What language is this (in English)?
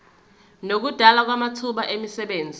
Zulu